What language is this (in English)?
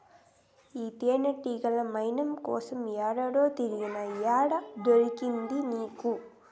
Telugu